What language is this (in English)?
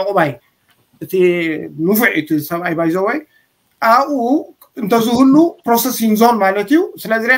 Arabic